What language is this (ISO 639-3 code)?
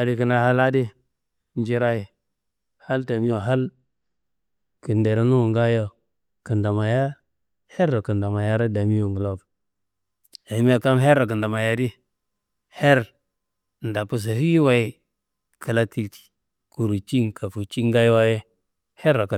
kbl